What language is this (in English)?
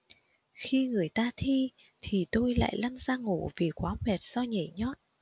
Vietnamese